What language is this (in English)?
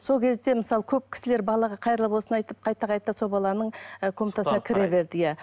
Kazakh